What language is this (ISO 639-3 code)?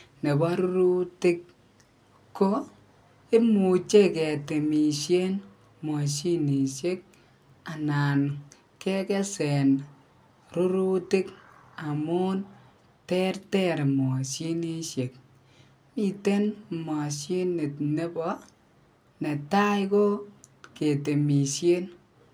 kln